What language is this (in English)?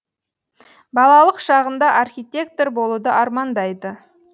Kazakh